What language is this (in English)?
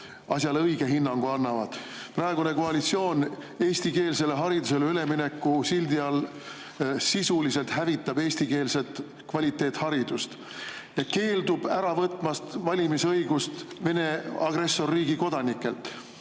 Estonian